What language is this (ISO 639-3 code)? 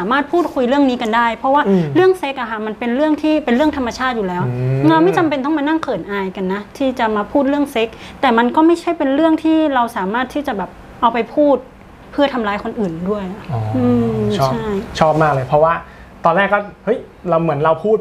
tha